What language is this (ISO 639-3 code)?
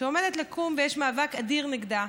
heb